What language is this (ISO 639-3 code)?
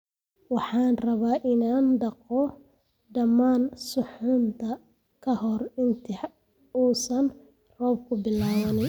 som